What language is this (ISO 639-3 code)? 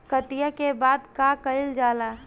bho